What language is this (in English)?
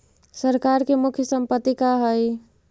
Magahi